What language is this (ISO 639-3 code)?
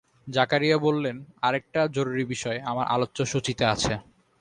ben